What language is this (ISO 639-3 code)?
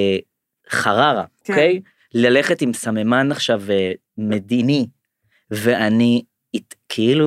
heb